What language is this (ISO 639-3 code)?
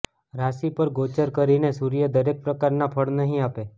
guj